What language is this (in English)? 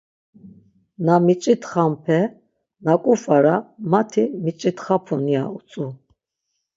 Laz